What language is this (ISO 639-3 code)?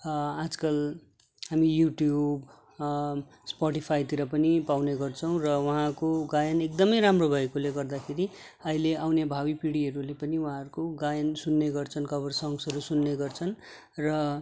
nep